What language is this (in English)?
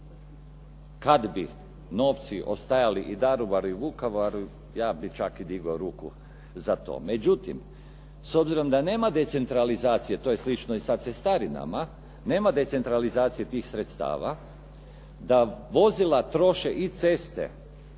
Croatian